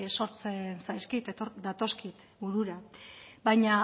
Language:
Basque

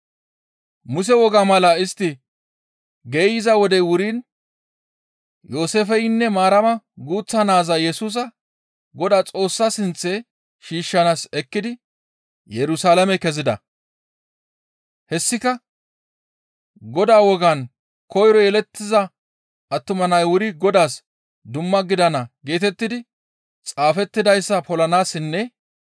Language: Gamo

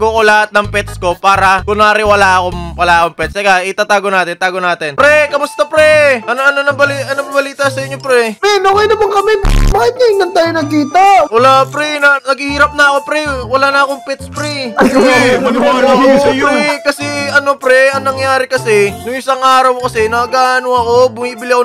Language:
Filipino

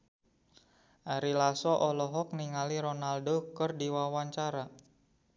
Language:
Sundanese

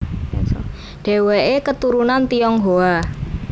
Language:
Javanese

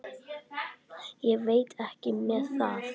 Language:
Icelandic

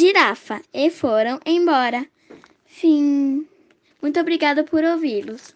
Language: Portuguese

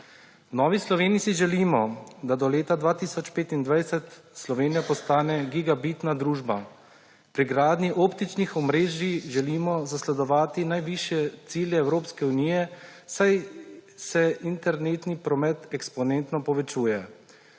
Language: Slovenian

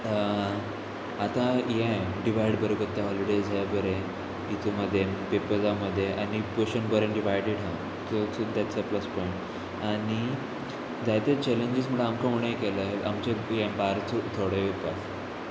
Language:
Konkani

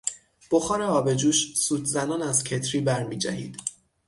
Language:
Persian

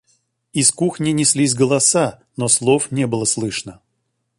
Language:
Russian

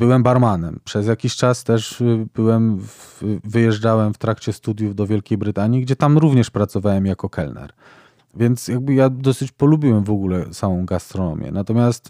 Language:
Polish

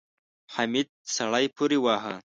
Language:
Pashto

